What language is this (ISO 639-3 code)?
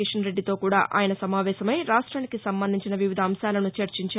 tel